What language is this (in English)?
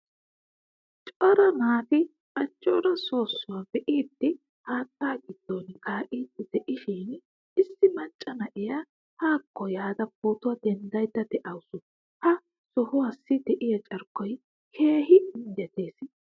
Wolaytta